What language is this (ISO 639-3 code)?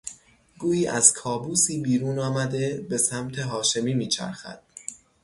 fas